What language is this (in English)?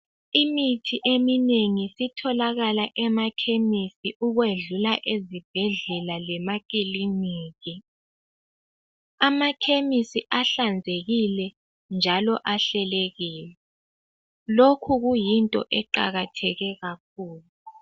North Ndebele